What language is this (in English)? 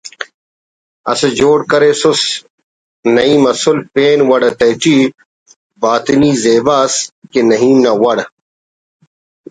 Brahui